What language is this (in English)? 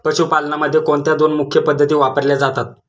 Marathi